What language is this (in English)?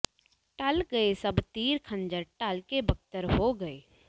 Punjabi